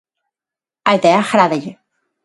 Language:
Galician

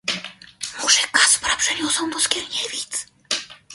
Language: Polish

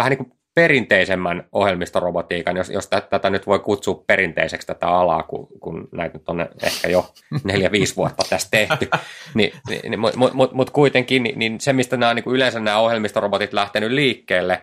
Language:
Finnish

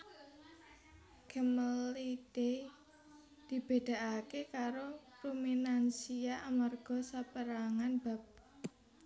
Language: Javanese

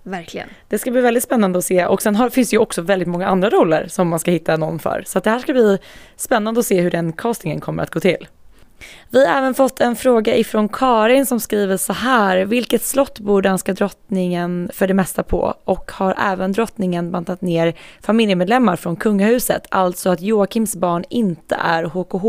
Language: Swedish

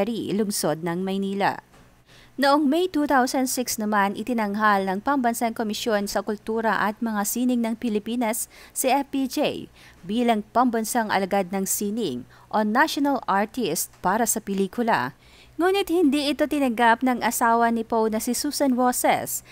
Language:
Filipino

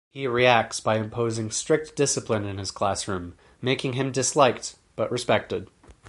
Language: English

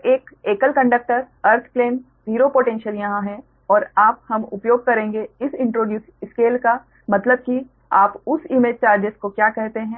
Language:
Hindi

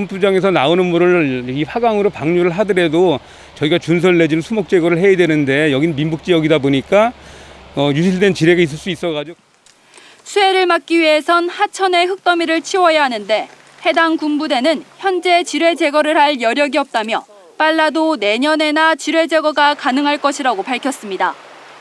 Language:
Korean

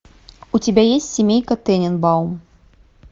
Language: Russian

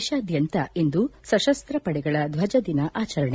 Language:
Kannada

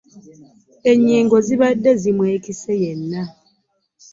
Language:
Ganda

